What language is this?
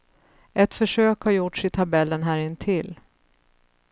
Swedish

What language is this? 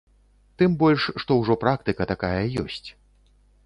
Belarusian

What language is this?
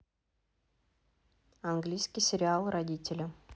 Russian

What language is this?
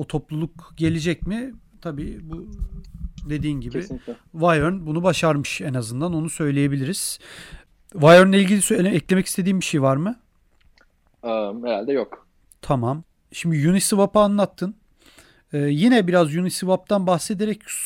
Turkish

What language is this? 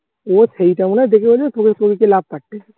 Bangla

